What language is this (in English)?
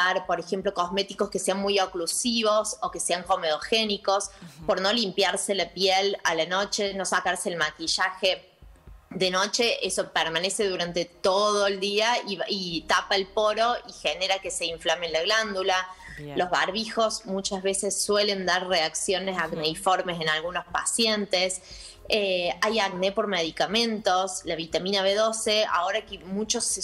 Spanish